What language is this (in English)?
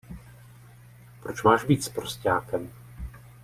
Czech